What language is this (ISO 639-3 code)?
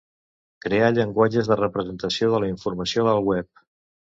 cat